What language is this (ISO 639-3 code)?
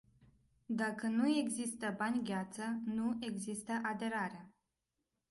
ron